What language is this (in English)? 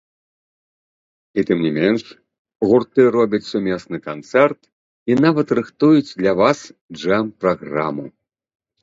Belarusian